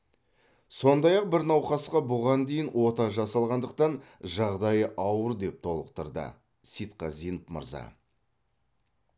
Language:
Kazakh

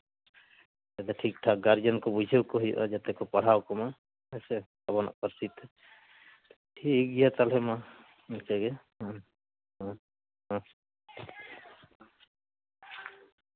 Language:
Santali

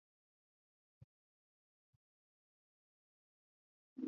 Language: Swahili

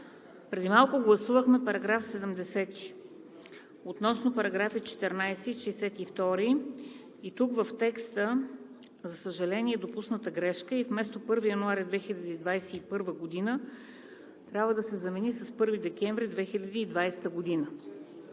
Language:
Bulgarian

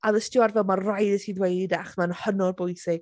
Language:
Welsh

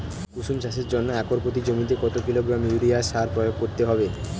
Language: Bangla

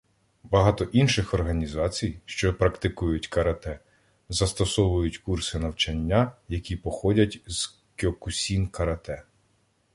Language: Ukrainian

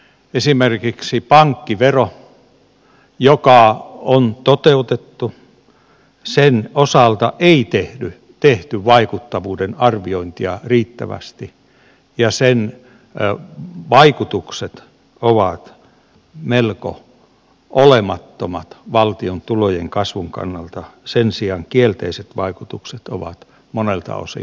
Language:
Finnish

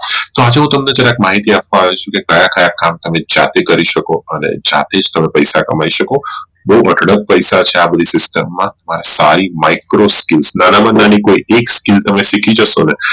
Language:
Gujarati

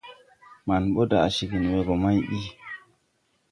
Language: Tupuri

